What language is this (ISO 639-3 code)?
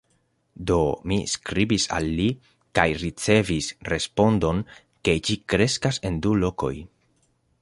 epo